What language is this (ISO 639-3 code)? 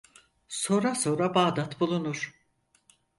tur